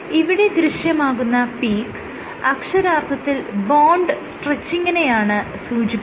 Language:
Malayalam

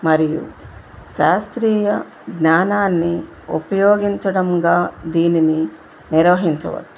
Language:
Telugu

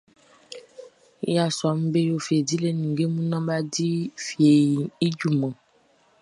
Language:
Baoulé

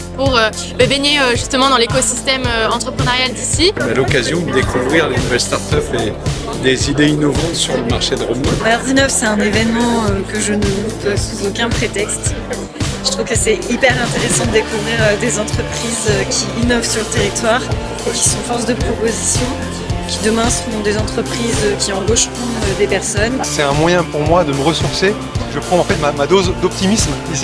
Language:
French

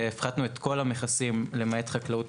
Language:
Hebrew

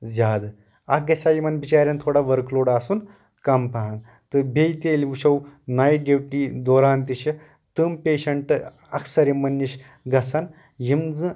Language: Kashmiri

